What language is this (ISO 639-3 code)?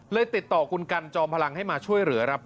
tha